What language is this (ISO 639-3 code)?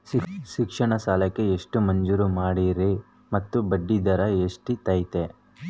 kan